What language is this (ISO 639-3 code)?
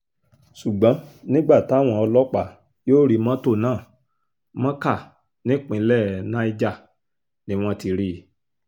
yor